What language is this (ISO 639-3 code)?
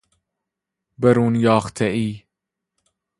fas